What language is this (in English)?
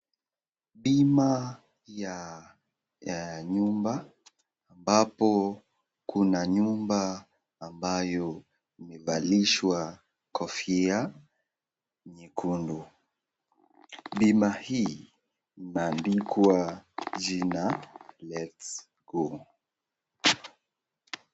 Swahili